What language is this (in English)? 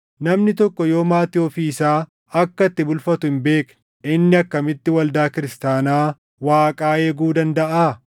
Oromo